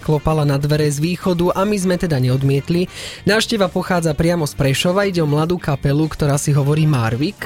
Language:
Slovak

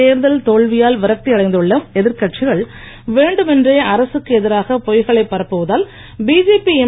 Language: Tamil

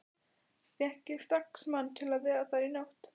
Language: Icelandic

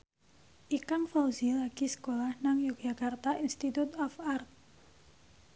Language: Javanese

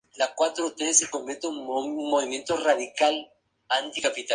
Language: Spanish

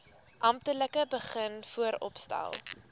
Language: Afrikaans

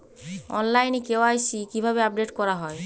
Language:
Bangla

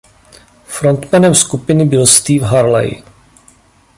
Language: Czech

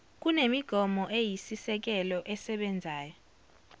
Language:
Zulu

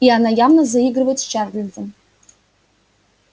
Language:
Russian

